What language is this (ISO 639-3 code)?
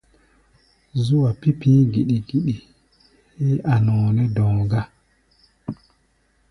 gba